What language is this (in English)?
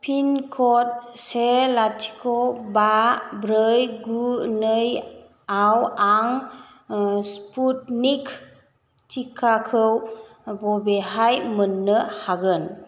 Bodo